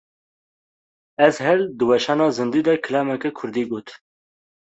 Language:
Kurdish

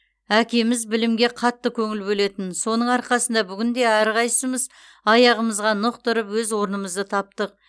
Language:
Kazakh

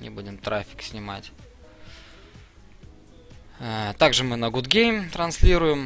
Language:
Russian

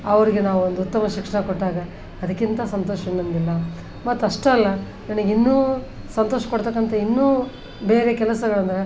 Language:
Kannada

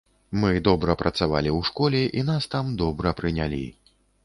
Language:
Belarusian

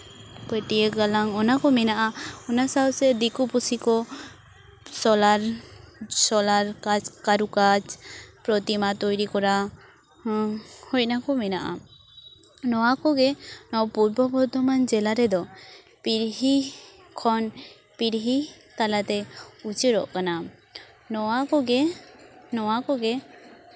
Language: Santali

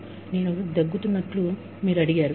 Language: Telugu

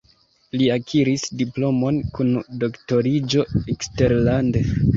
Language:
Esperanto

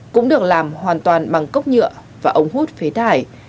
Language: Vietnamese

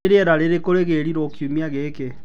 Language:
Kikuyu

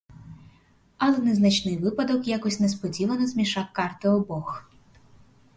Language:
Ukrainian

